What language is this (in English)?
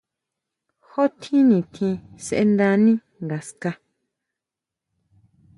Huautla Mazatec